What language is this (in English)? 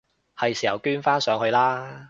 Cantonese